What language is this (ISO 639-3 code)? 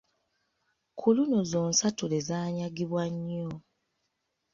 lug